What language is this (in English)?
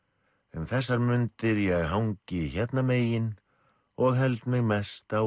Icelandic